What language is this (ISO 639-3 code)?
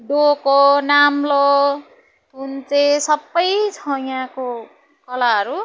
nep